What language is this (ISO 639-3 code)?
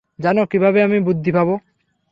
ben